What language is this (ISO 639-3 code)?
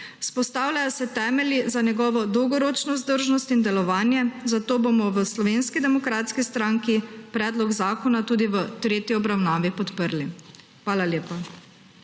slv